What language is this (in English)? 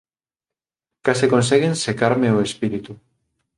Galician